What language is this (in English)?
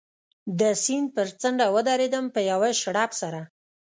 Pashto